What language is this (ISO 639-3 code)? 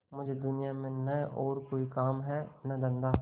hin